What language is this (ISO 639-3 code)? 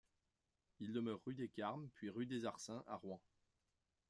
fra